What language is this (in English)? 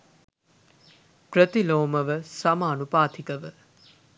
Sinhala